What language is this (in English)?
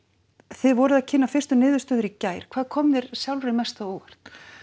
Icelandic